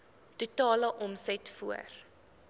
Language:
Afrikaans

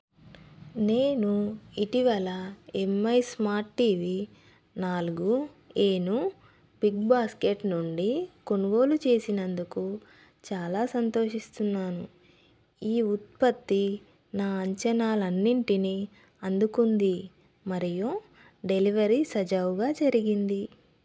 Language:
Telugu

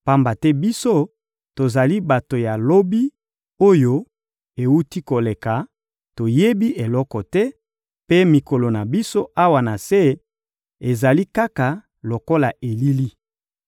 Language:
Lingala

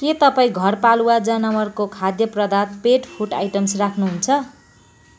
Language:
Nepali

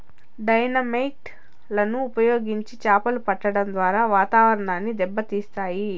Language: Telugu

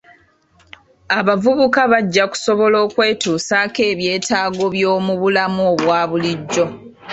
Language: Ganda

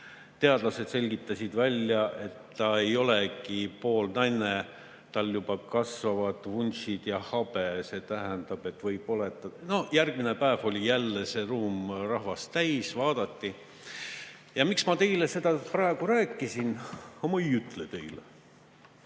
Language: Estonian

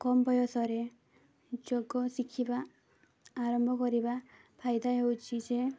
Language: Odia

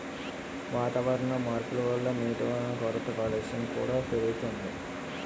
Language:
Telugu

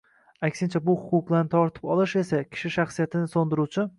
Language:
Uzbek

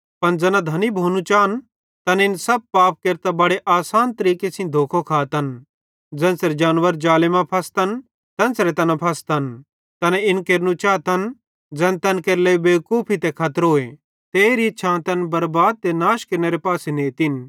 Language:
Bhadrawahi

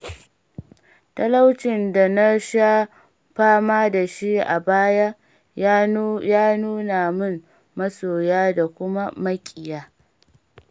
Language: Hausa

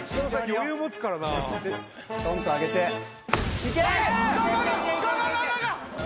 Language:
Japanese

